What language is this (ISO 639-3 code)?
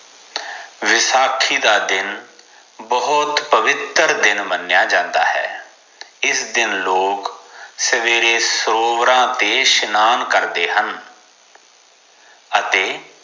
pan